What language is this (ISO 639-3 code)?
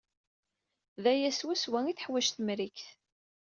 kab